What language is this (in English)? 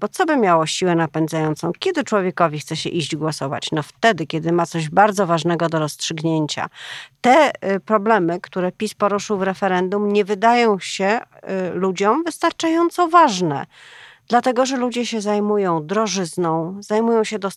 Polish